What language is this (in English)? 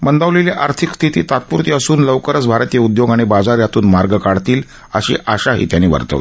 Marathi